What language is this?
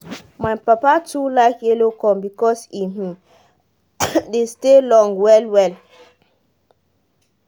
Nigerian Pidgin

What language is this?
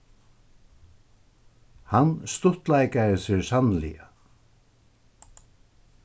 Faroese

